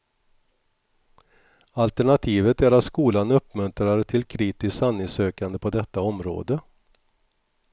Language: Swedish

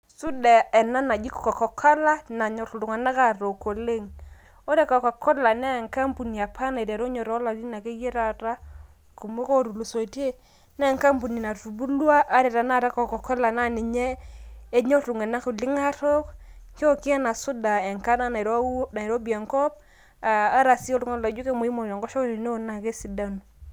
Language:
Masai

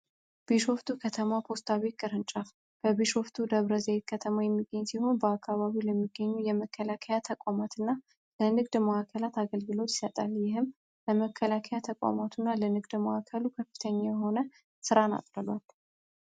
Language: Amharic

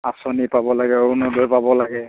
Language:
Assamese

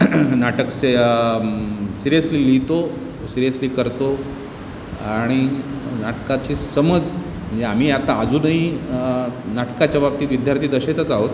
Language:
Marathi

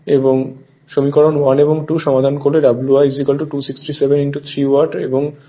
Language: Bangla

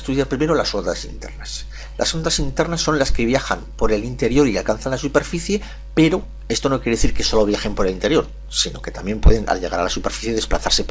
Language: Spanish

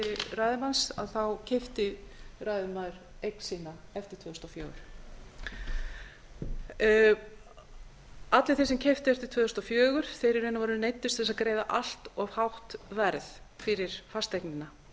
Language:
Icelandic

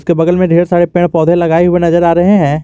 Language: Hindi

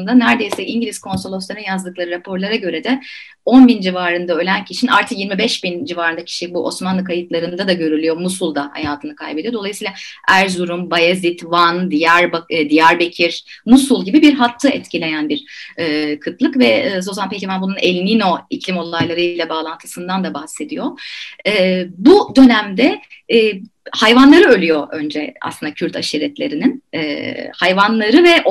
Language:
Turkish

